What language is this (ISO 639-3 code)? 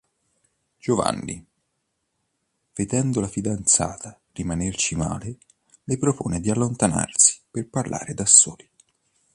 ita